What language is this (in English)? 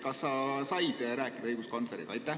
Estonian